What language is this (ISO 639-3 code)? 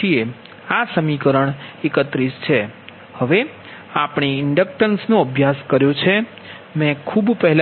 guj